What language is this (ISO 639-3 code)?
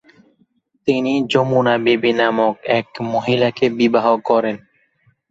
ben